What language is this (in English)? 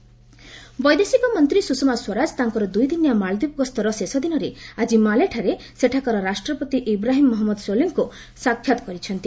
Odia